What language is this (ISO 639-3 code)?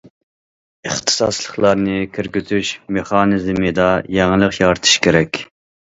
uig